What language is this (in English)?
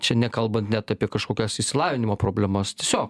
Lithuanian